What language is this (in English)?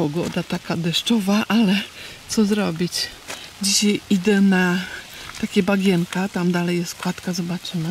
Polish